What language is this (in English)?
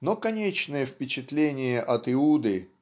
Russian